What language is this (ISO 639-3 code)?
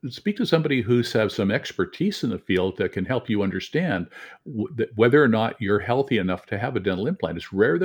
eng